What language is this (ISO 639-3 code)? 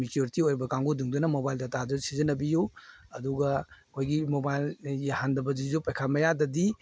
mni